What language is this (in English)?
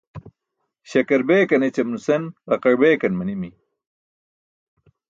Burushaski